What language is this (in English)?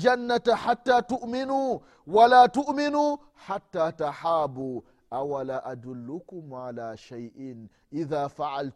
Swahili